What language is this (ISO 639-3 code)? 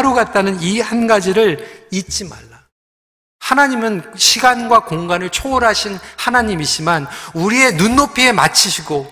kor